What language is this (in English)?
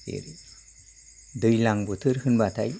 Bodo